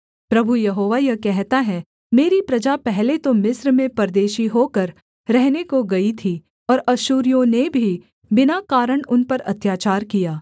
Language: Hindi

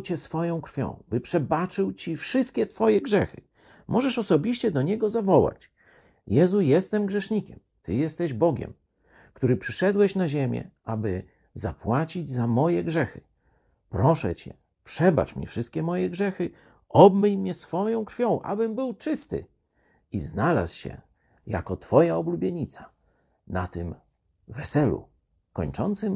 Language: Polish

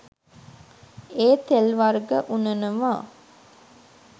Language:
Sinhala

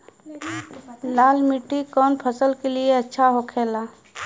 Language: Bhojpuri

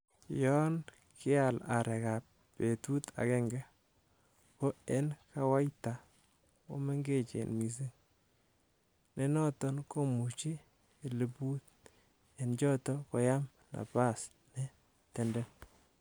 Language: Kalenjin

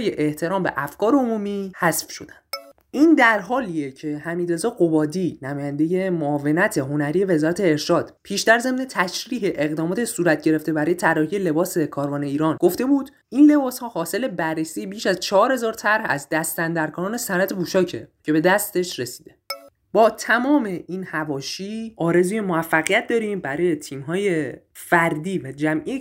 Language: Persian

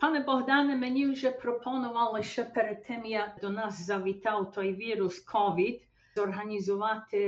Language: Ukrainian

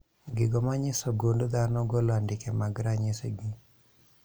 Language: Luo (Kenya and Tanzania)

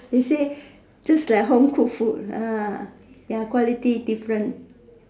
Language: English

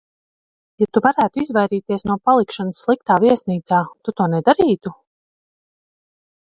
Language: Latvian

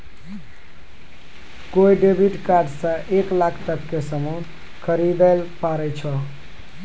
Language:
Maithili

